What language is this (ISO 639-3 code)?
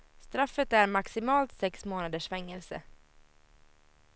swe